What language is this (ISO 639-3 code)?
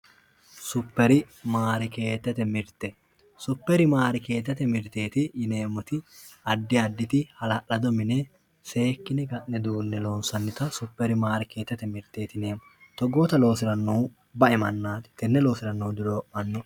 sid